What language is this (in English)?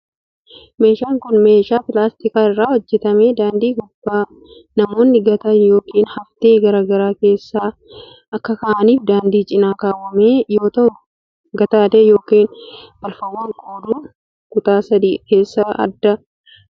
Oromo